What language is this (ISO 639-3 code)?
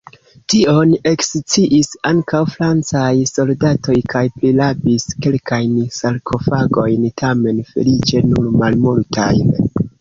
epo